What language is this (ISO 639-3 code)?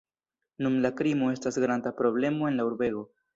epo